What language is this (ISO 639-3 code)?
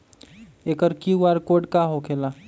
mag